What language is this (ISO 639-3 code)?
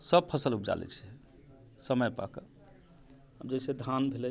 mai